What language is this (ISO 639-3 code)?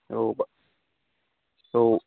brx